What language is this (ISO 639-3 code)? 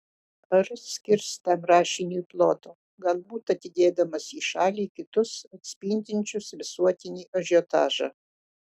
lit